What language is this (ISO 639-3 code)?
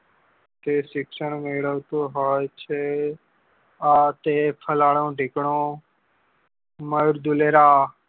guj